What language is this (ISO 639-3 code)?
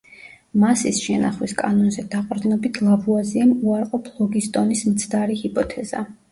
kat